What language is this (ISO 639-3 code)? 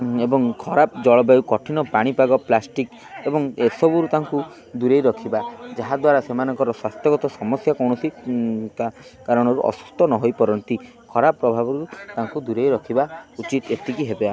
ori